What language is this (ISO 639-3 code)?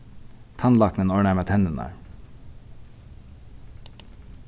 fao